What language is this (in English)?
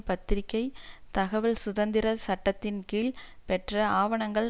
Tamil